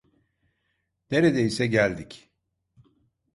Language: Turkish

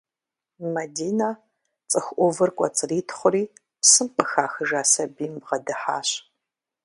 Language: Kabardian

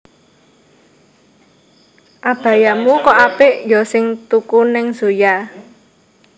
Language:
Javanese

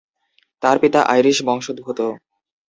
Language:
Bangla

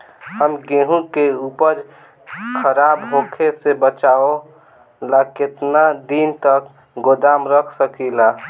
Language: Bhojpuri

